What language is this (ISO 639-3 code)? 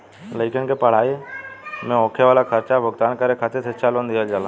bho